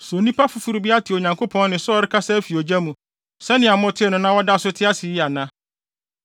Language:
Akan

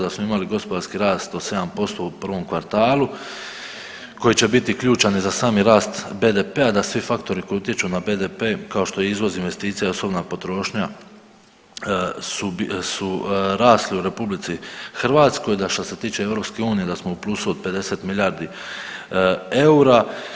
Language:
Croatian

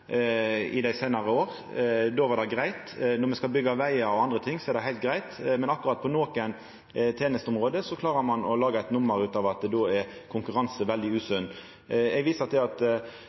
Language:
Norwegian Nynorsk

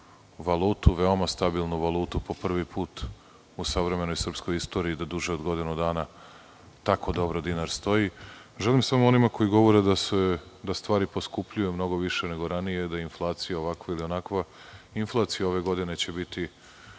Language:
Serbian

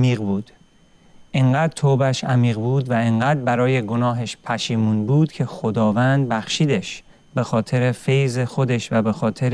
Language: Persian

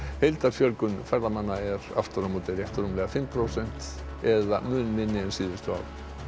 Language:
Icelandic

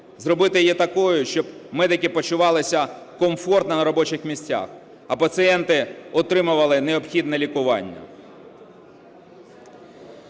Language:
Ukrainian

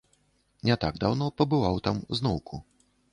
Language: Belarusian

